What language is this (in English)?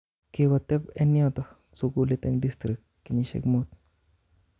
Kalenjin